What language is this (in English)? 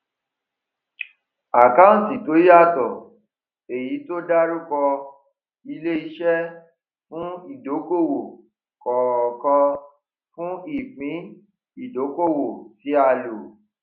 Yoruba